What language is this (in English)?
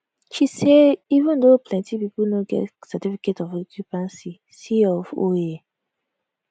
Nigerian Pidgin